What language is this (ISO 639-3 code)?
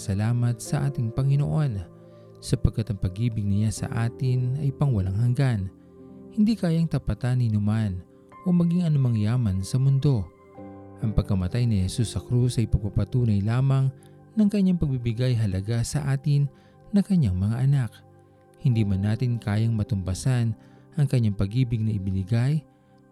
fil